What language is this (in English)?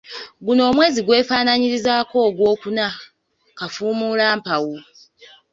Ganda